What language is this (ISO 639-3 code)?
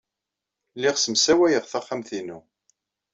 kab